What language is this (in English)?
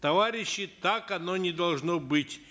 Kazakh